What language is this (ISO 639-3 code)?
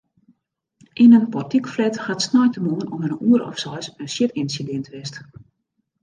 fry